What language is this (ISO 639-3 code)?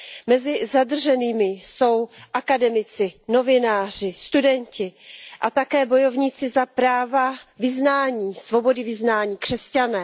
ces